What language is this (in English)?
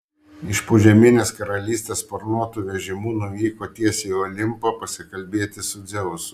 Lithuanian